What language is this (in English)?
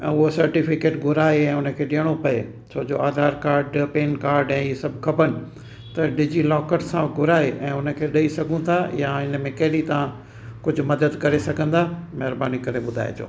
Sindhi